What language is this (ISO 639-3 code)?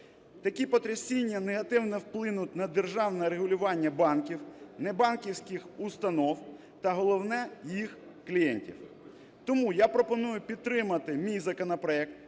ukr